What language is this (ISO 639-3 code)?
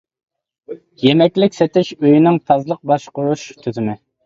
uig